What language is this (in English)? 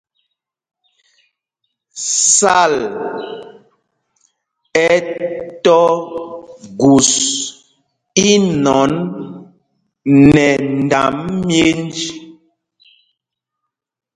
Mpumpong